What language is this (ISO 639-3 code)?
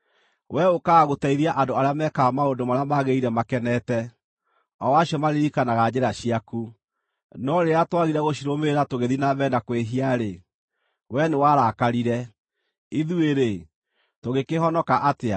kik